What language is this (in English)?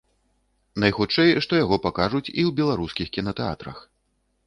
Belarusian